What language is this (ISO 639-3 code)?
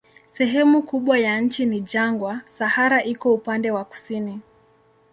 swa